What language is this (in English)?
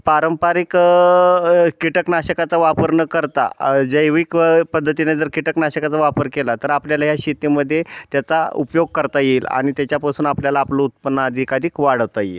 Marathi